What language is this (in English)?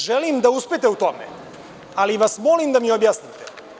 Serbian